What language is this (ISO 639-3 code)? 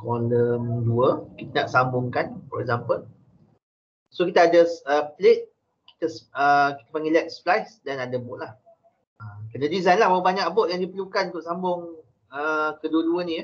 msa